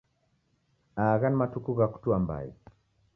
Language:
Taita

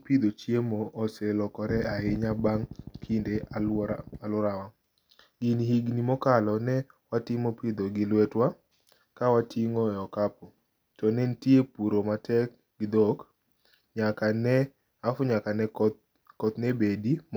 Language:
Luo (Kenya and Tanzania)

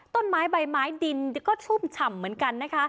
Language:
Thai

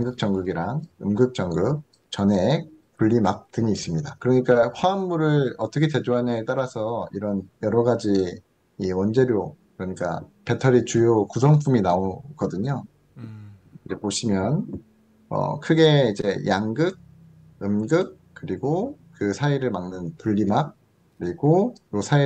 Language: Korean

